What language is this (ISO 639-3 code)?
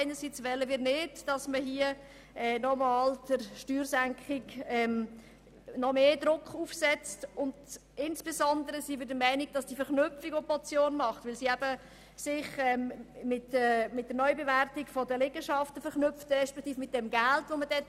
gsw